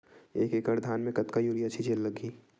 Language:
Chhattisgarhi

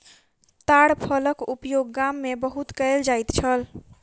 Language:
Maithili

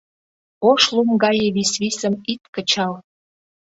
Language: Mari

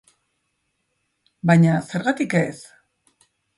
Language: Basque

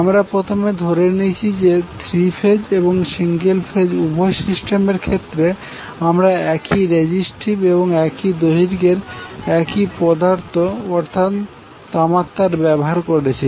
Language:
Bangla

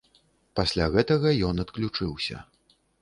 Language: Belarusian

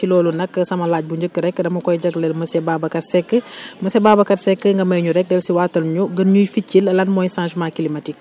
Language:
Wolof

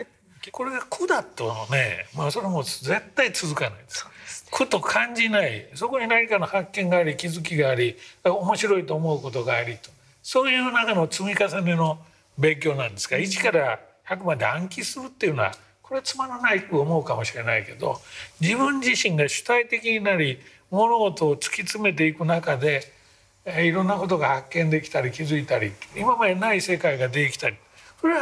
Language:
Japanese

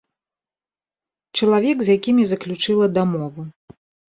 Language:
Belarusian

